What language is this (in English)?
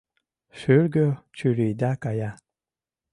Mari